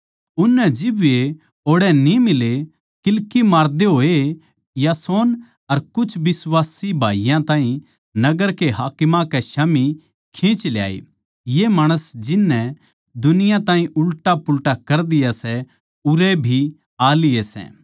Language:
Haryanvi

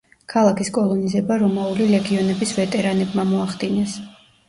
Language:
Georgian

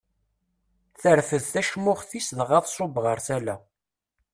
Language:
Kabyle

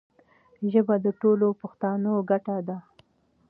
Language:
Pashto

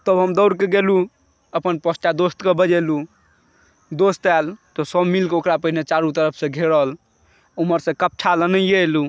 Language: Maithili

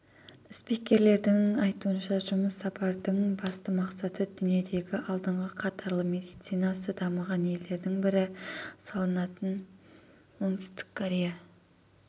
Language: Kazakh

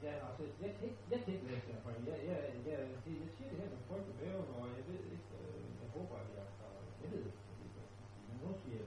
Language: Danish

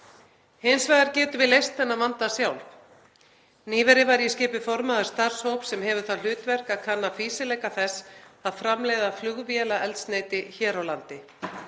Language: Icelandic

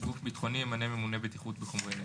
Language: Hebrew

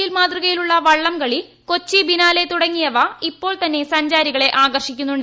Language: Malayalam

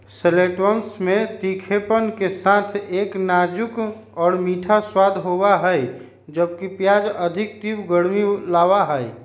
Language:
Magahi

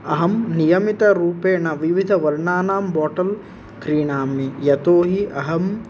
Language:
Sanskrit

